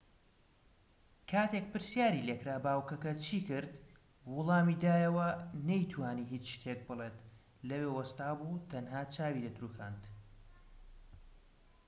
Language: Central Kurdish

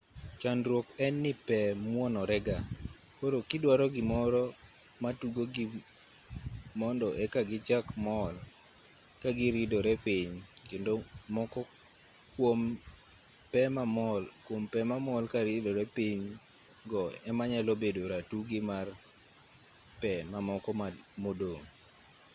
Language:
Luo (Kenya and Tanzania)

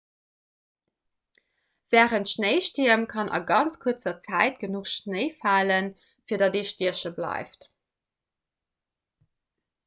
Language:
Luxembourgish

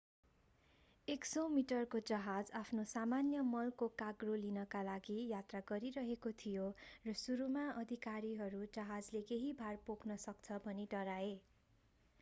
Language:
Nepali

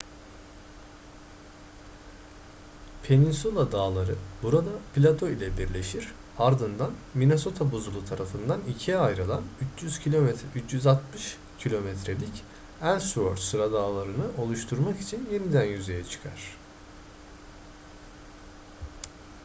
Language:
Turkish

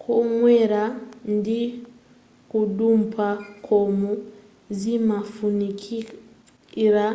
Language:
Nyanja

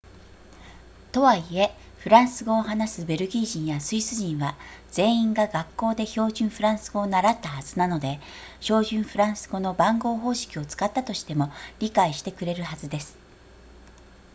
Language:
Japanese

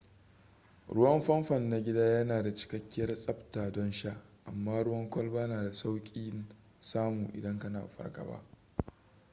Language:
Hausa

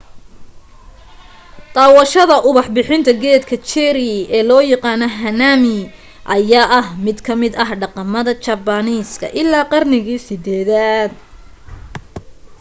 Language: Somali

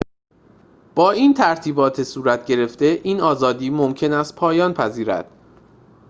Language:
Persian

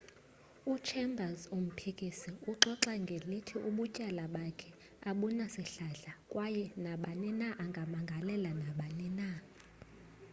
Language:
Xhosa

